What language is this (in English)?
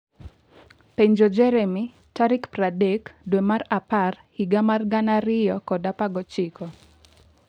Luo (Kenya and Tanzania)